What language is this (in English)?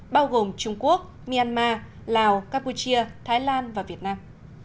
Vietnamese